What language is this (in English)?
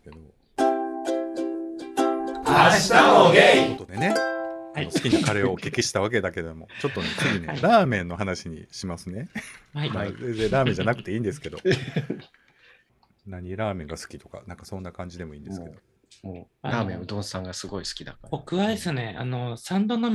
Japanese